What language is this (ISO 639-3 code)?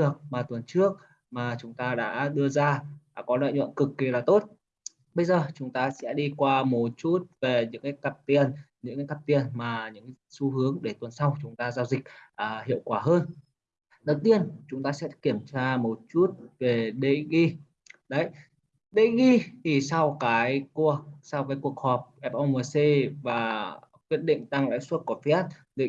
vie